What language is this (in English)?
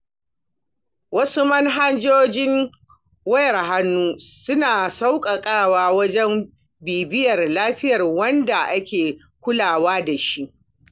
Hausa